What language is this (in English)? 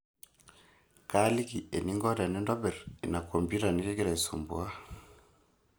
Masai